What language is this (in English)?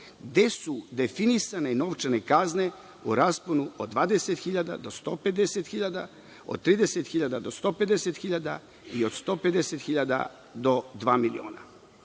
Serbian